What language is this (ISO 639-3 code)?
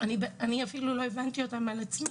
heb